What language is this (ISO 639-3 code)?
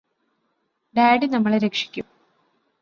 mal